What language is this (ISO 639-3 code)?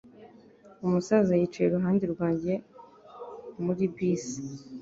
kin